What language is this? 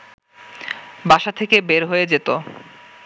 Bangla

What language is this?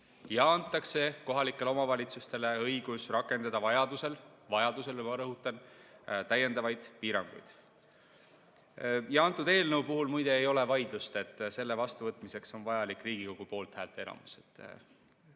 Estonian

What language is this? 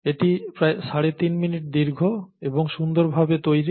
Bangla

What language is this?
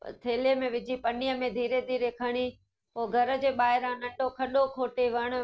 Sindhi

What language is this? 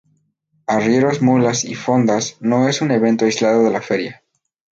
Spanish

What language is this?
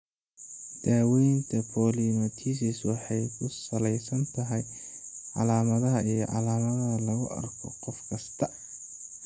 Somali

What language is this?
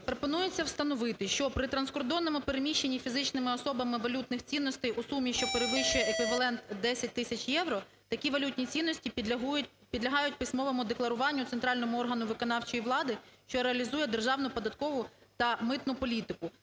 Ukrainian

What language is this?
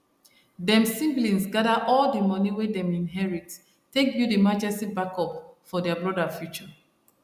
Nigerian Pidgin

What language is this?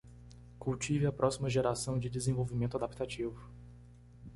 Portuguese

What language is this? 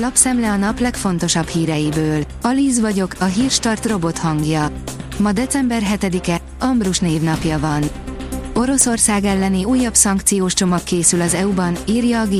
Hungarian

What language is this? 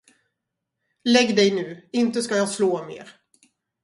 Swedish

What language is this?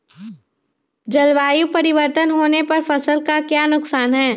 Magahi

